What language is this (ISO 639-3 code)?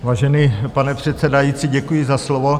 ces